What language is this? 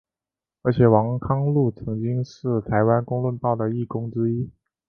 Chinese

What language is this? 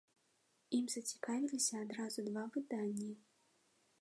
Belarusian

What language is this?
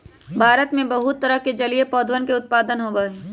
Magahi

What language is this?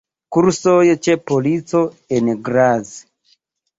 Esperanto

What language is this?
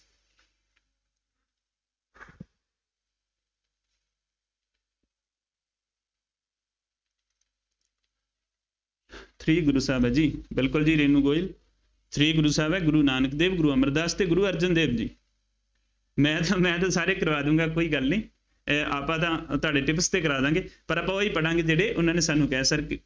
Punjabi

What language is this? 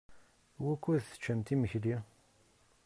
Kabyle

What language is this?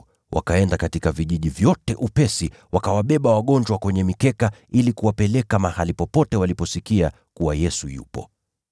Swahili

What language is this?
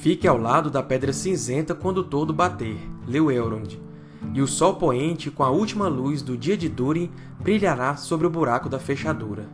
Portuguese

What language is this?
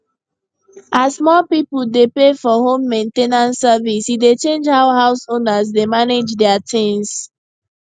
Nigerian Pidgin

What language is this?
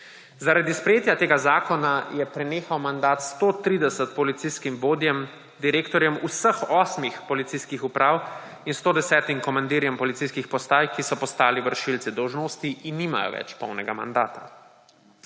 Slovenian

